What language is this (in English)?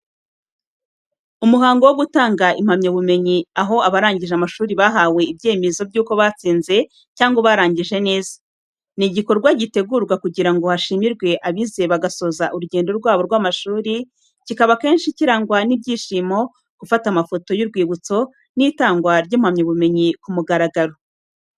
Kinyarwanda